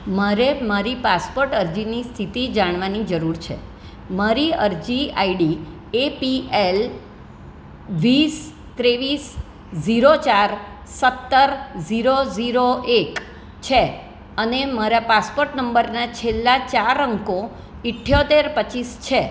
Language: Gujarati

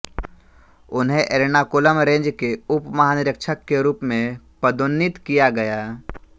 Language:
Hindi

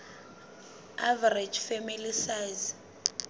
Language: Southern Sotho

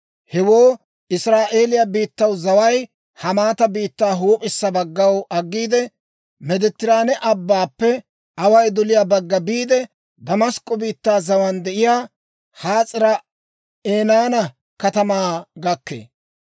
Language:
Dawro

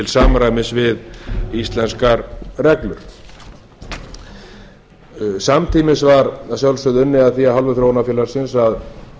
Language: Icelandic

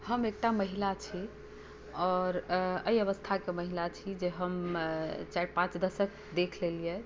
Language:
Maithili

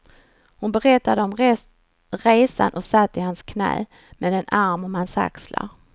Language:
Swedish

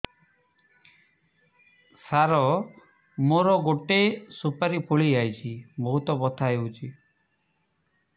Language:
Odia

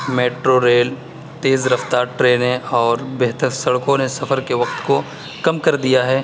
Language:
Urdu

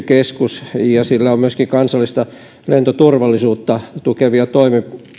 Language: Finnish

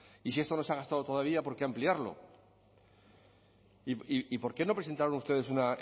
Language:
Spanish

